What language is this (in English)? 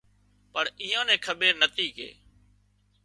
Wadiyara Koli